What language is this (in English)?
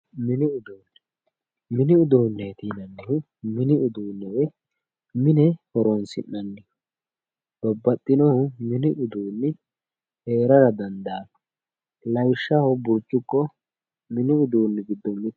Sidamo